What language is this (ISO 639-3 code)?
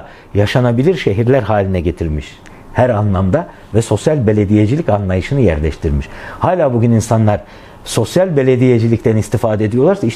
tur